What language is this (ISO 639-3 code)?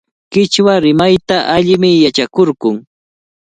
qvl